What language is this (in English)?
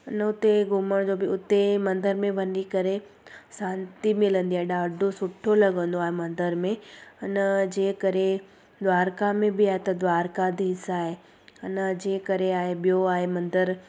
Sindhi